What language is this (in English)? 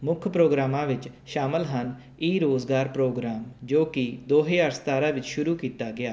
Punjabi